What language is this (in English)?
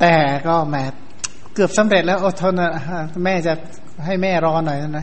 Thai